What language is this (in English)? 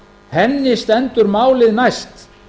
Icelandic